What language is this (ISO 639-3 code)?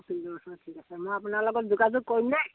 asm